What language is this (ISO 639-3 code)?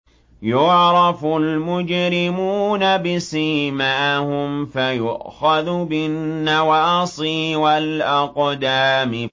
ara